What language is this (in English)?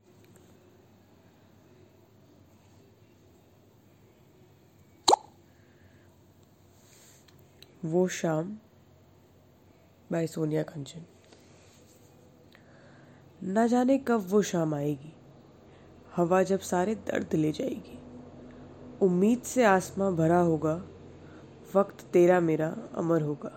Hindi